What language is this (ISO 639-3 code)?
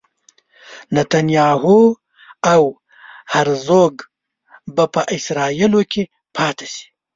pus